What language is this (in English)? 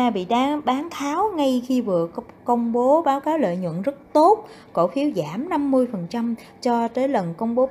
Vietnamese